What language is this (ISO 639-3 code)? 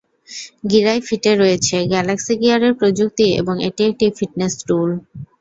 ben